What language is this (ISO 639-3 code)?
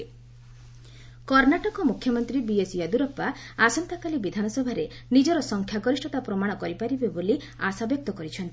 ori